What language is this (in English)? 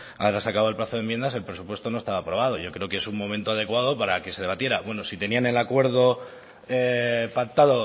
Spanish